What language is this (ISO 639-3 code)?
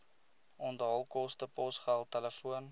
afr